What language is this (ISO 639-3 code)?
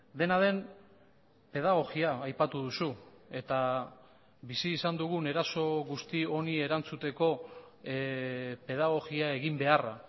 eus